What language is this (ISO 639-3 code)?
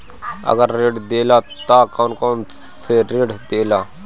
bho